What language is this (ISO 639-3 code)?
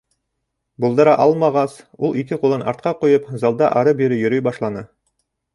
bak